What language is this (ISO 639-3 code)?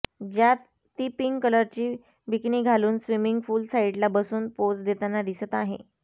mar